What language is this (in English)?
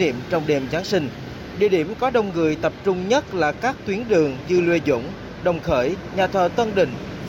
Vietnamese